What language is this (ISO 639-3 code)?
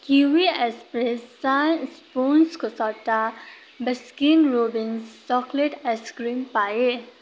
nep